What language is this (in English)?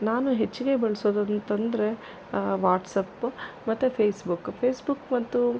Kannada